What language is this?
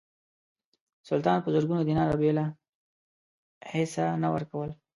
Pashto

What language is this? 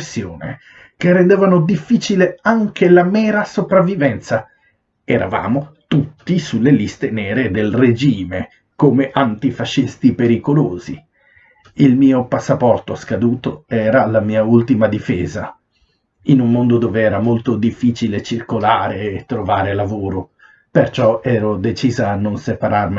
Italian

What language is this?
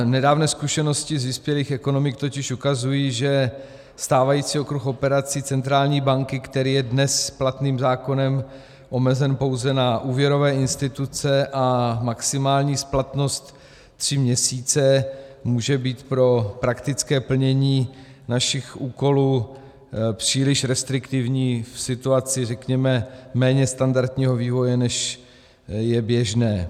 Czech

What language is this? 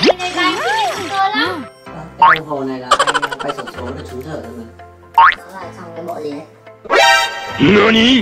Vietnamese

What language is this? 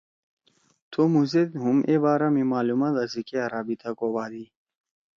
Torwali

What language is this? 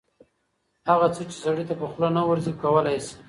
Pashto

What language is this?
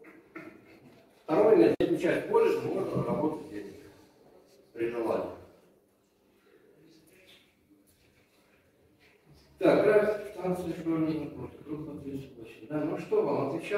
Russian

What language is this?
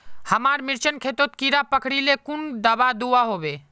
Magahi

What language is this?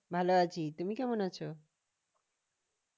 Bangla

